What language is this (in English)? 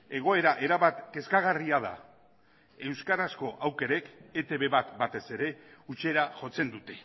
Basque